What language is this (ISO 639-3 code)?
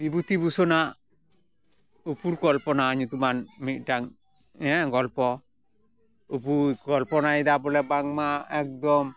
sat